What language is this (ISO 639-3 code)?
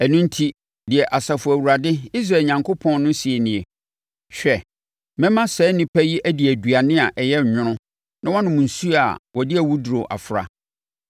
aka